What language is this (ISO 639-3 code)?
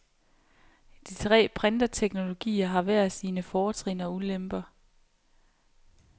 dan